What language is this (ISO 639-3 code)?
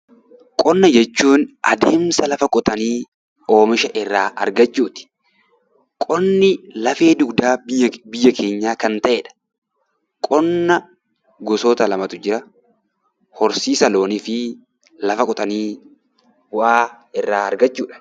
orm